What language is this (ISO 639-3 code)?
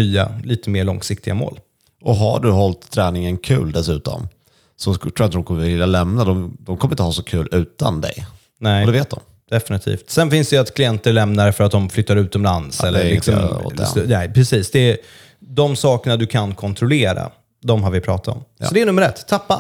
swe